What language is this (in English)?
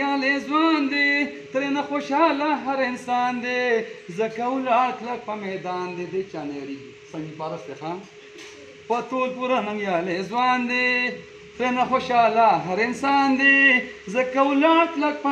Romanian